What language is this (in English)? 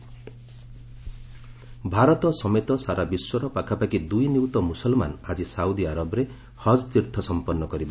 Odia